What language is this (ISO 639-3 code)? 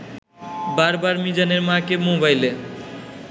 ben